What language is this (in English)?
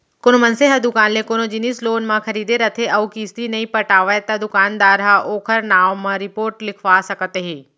Chhattisgarhi